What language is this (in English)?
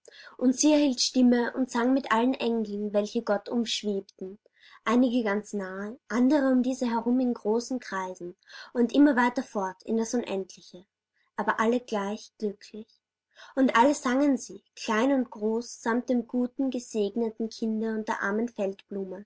German